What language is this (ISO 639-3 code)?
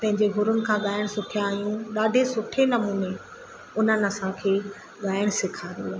snd